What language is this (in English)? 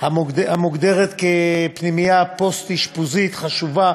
Hebrew